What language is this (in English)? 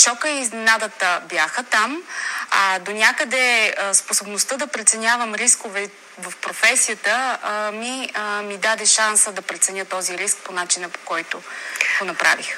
Bulgarian